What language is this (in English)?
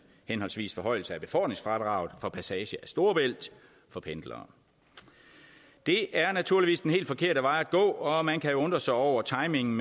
Danish